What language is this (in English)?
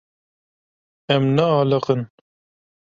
Kurdish